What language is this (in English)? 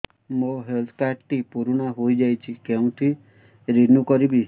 Odia